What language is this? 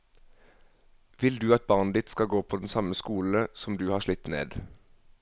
Norwegian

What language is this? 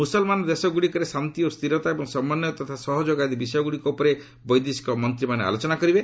Odia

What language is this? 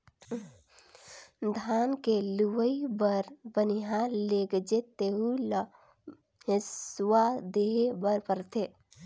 Chhattisgarhi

